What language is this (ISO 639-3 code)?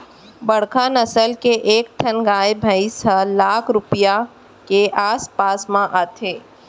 hne